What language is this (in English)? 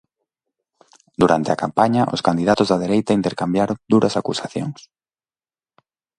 Galician